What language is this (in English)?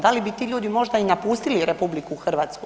Croatian